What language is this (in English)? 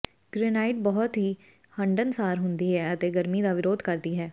Punjabi